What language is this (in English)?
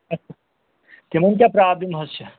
Kashmiri